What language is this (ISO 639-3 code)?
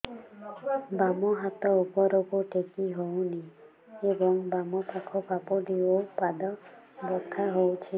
ori